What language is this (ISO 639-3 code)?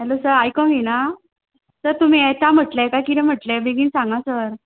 kok